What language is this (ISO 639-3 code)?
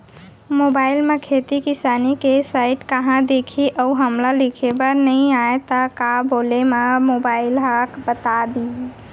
hne